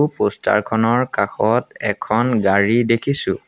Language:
Assamese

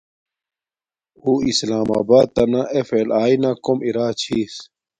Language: Domaaki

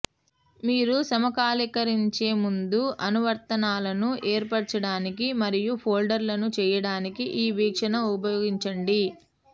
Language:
Telugu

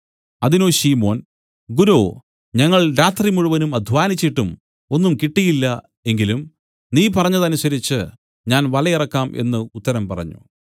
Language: Malayalam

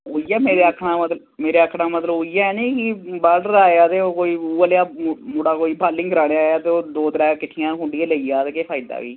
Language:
Dogri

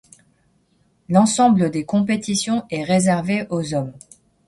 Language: French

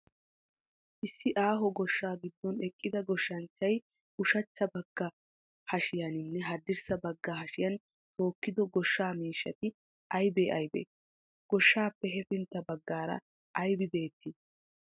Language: Wolaytta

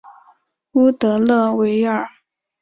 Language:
Chinese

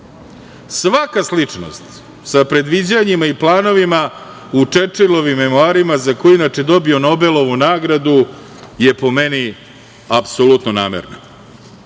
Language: Serbian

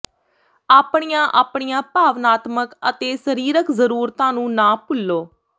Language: Punjabi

